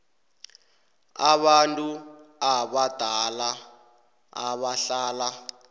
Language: South Ndebele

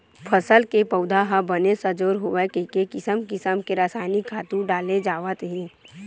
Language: Chhattisgarhi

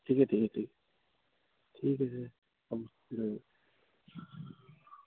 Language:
Assamese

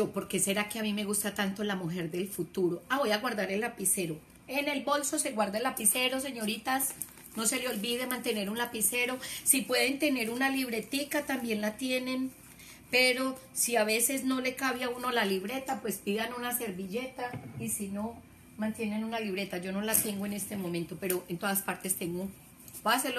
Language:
Spanish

